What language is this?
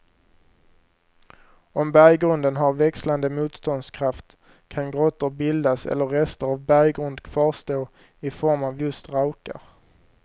Swedish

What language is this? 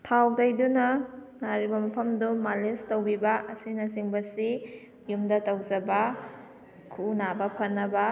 Manipuri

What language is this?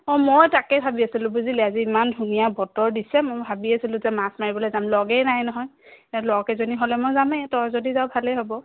Assamese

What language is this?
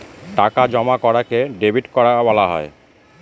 Bangla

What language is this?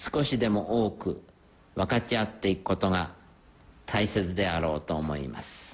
Japanese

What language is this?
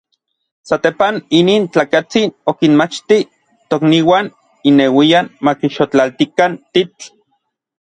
Orizaba Nahuatl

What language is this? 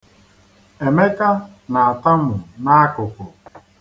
Igbo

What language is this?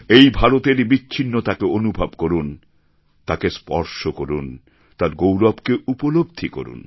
Bangla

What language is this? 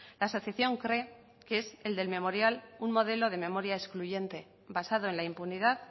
Spanish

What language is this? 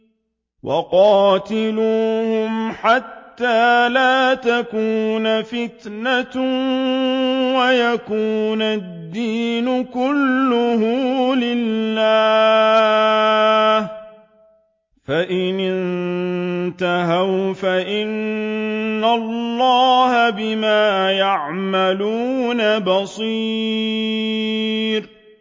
Arabic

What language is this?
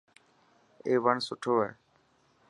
Dhatki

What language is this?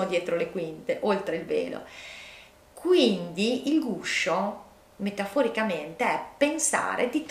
Italian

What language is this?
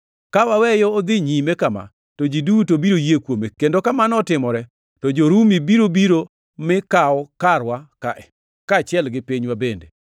Luo (Kenya and Tanzania)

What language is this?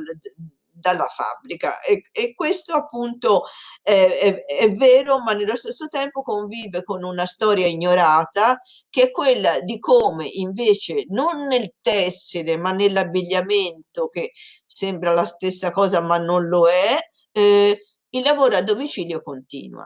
Italian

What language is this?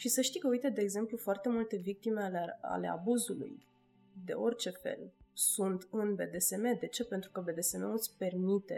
Romanian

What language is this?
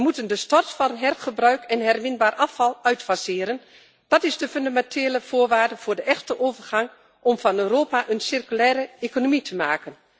Dutch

